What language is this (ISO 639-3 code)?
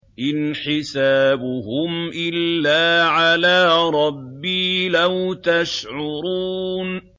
ara